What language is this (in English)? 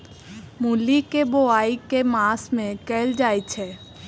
Maithili